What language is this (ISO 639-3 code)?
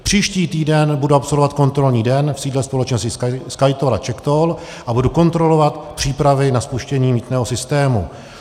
ces